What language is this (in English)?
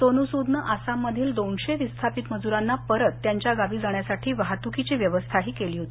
Marathi